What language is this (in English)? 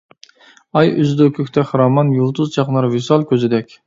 Uyghur